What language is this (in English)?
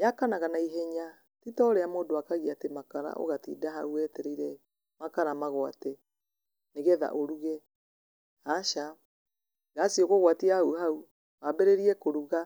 Kikuyu